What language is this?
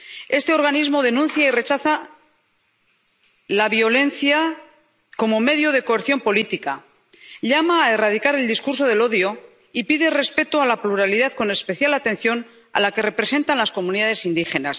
Spanish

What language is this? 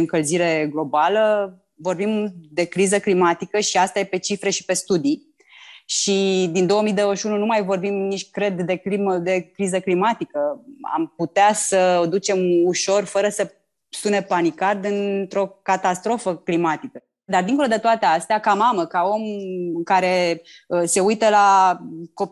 Romanian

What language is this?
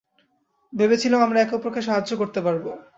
Bangla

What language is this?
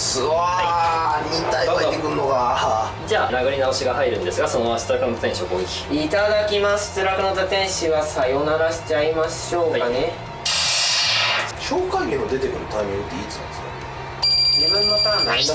Japanese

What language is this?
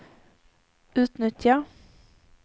Swedish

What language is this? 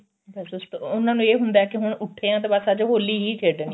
Punjabi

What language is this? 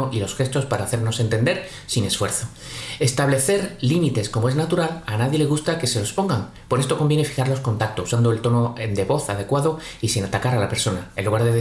Spanish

